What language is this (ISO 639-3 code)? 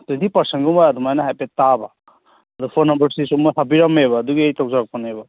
mni